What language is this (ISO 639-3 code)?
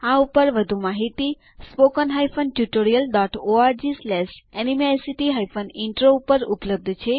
guj